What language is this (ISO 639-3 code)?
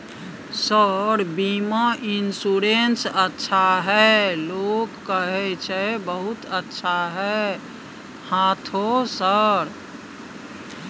mai